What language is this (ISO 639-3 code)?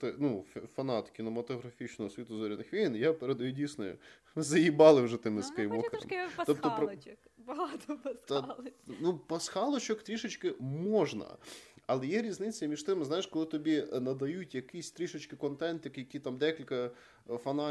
ukr